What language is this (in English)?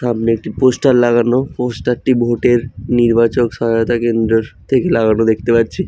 Bangla